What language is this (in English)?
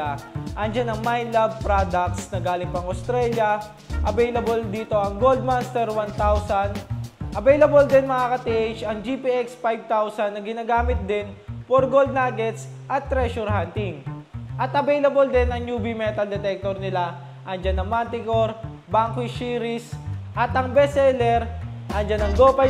Filipino